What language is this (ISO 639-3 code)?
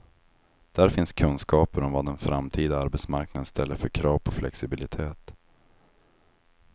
swe